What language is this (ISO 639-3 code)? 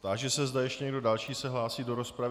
ces